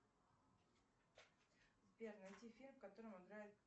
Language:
Russian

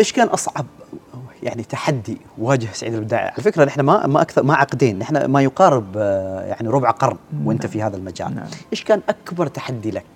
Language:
Arabic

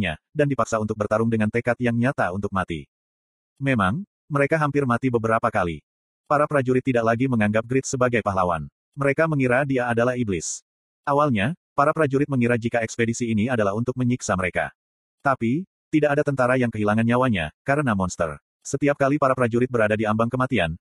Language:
Indonesian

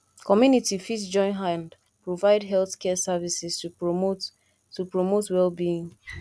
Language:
Nigerian Pidgin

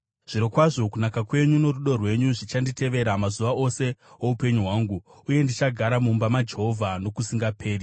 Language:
Shona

